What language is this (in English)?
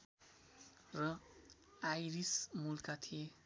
Nepali